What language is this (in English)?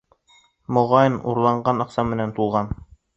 Bashkir